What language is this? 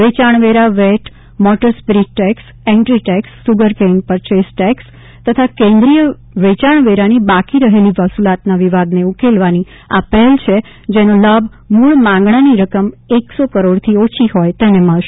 Gujarati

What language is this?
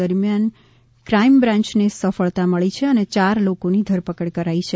Gujarati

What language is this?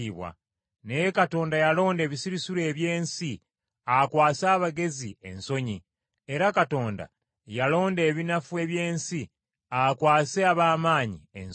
Ganda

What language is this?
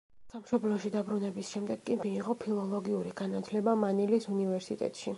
Georgian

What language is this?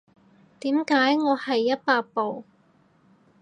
Cantonese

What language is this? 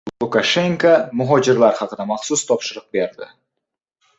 Uzbek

